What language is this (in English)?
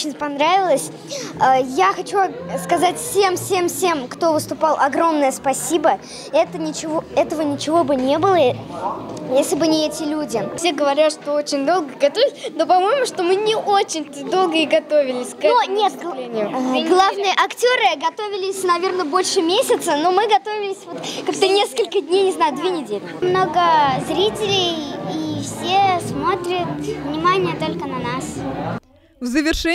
Russian